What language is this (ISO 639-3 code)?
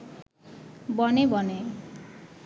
ben